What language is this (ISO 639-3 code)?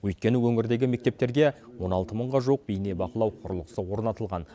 kaz